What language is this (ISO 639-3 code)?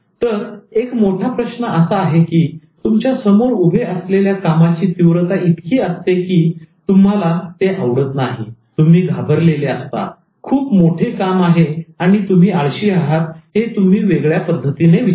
mar